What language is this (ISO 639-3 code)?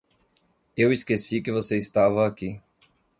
por